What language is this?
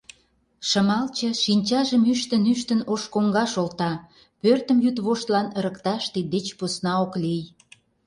Mari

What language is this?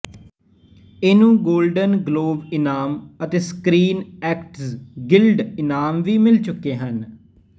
Punjabi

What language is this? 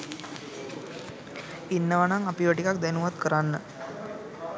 Sinhala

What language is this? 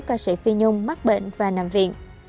Vietnamese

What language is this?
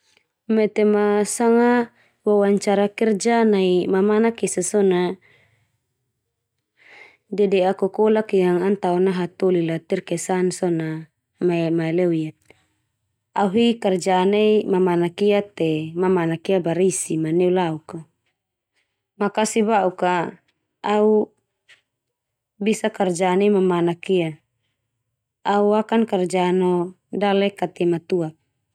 Termanu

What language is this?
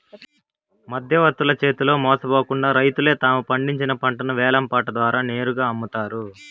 Telugu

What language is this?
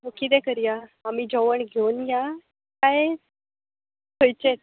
Konkani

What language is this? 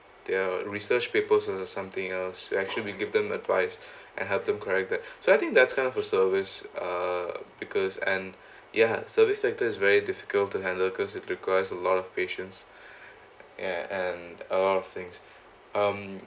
English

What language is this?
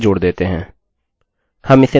Hindi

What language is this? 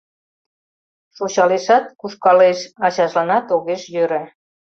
Mari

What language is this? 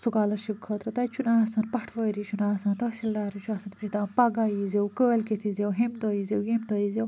Kashmiri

